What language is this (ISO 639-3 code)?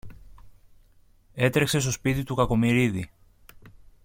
ell